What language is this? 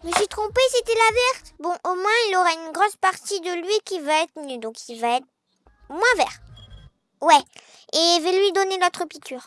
French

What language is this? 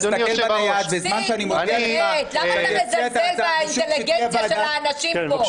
Hebrew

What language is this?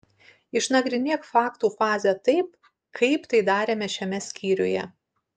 Lithuanian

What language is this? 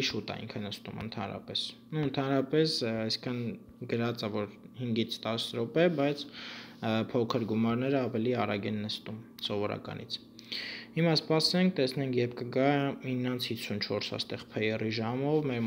Romanian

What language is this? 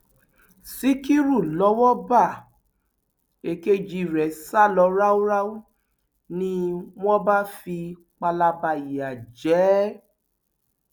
Yoruba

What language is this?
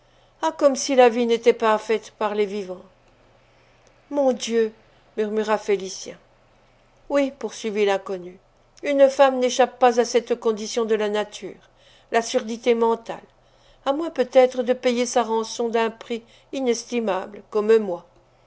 French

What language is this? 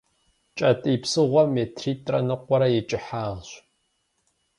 Kabardian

